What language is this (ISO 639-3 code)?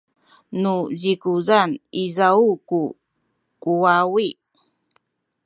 szy